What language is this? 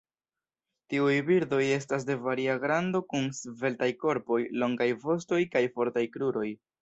Esperanto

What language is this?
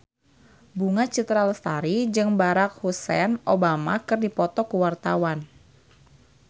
Sundanese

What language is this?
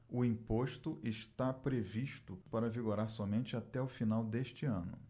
Portuguese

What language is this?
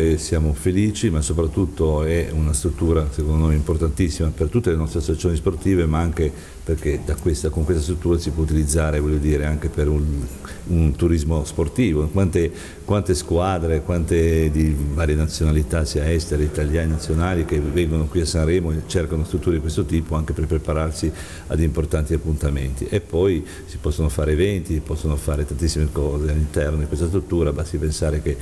Italian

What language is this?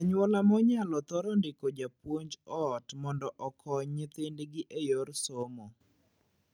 Luo (Kenya and Tanzania)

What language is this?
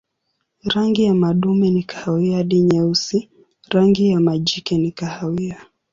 Swahili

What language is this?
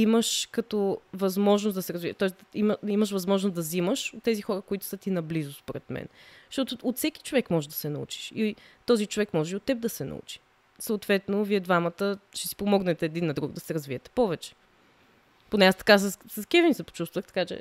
Bulgarian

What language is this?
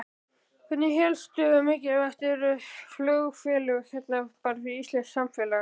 Icelandic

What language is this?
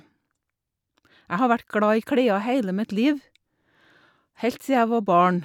Norwegian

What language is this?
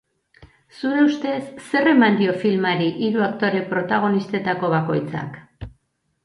Basque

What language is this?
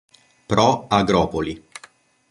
Italian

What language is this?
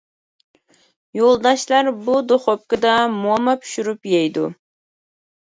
Uyghur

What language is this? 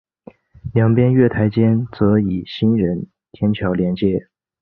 Chinese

